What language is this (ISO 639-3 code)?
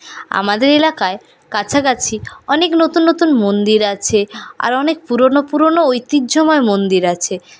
ben